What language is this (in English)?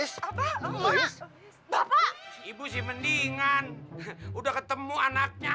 Indonesian